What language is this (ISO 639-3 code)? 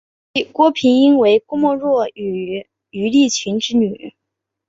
zho